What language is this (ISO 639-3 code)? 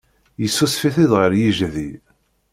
kab